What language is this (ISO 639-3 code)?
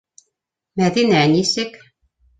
bak